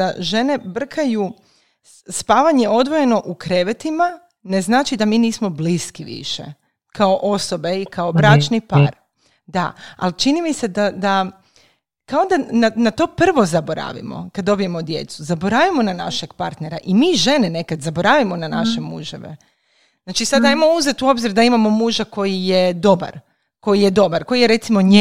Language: Croatian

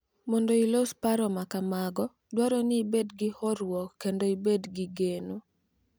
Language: Luo (Kenya and Tanzania)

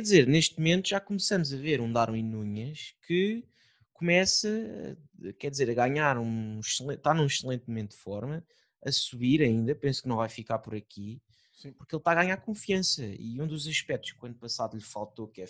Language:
Portuguese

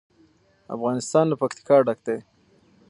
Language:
Pashto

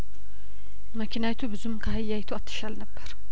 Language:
Amharic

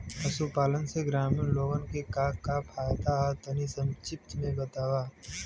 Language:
Bhojpuri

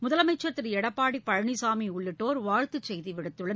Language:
Tamil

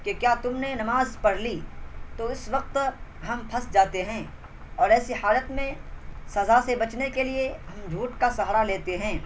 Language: Urdu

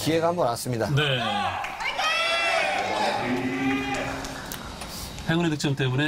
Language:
Korean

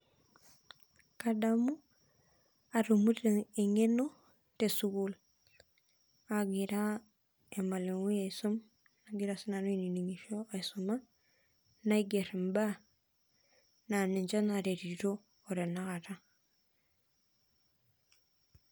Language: Masai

